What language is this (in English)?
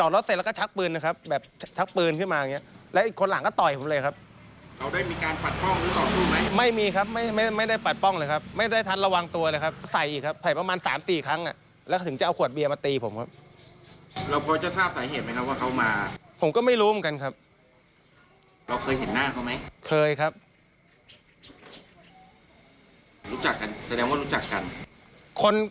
Thai